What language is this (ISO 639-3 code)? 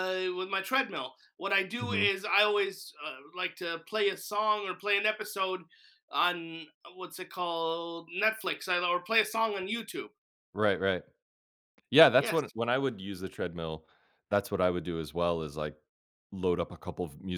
eng